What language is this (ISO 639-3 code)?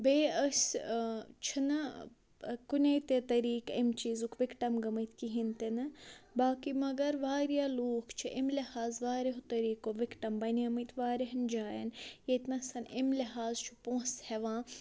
kas